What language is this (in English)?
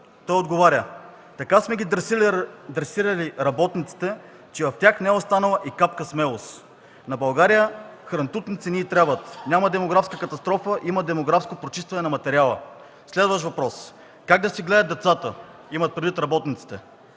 Bulgarian